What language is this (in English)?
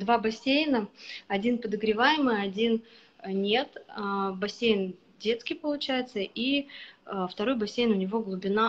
Russian